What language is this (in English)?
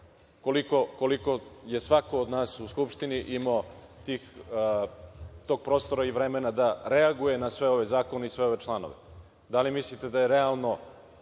Serbian